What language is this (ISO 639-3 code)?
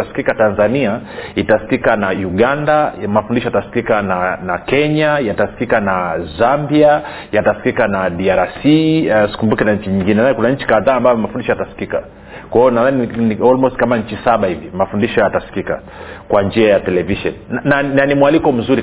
swa